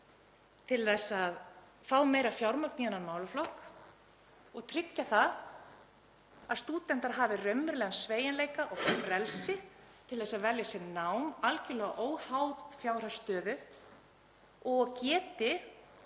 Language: Icelandic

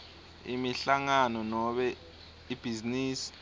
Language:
Swati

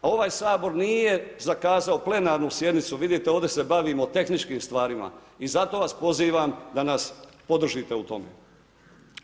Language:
Croatian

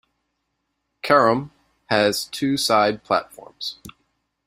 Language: English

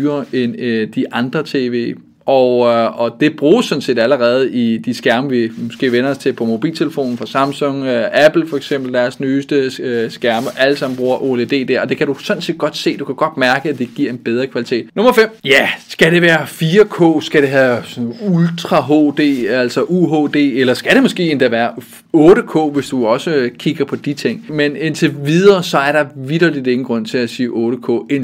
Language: Danish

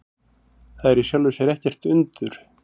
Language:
Icelandic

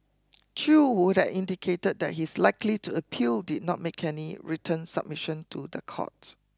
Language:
English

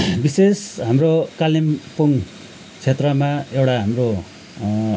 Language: Nepali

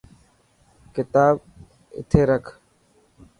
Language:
Dhatki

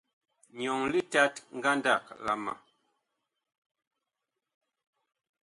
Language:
Bakoko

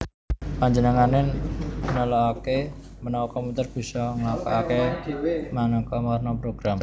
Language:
Javanese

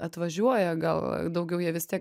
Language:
Lithuanian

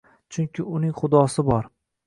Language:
Uzbek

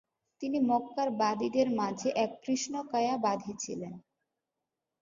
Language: Bangla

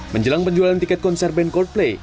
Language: Indonesian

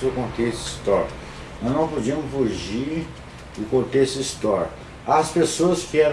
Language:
Portuguese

